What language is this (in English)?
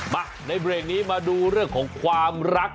Thai